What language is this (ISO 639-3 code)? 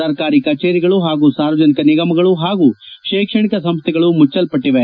kan